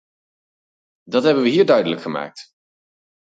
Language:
Dutch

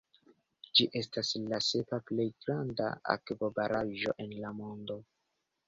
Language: Esperanto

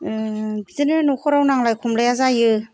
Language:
Bodo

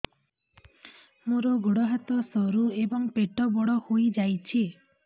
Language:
Odia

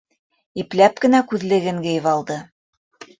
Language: Bashkir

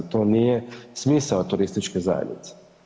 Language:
Croatian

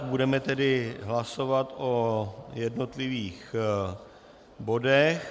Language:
Czech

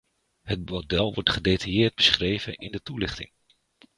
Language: Dutch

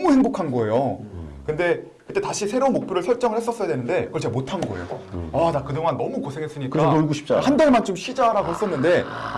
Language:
Korean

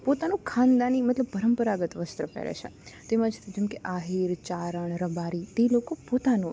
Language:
Gujarati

